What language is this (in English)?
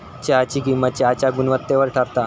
Marathi